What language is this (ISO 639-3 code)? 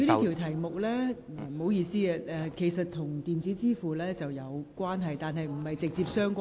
yue